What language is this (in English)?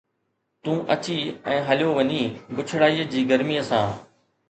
Sindhi